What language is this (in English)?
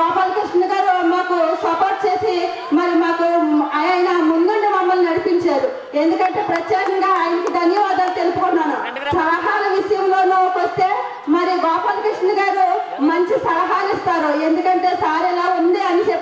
Indonesian